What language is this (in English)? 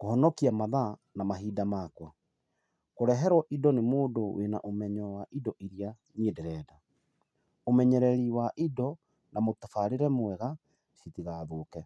Kikuyu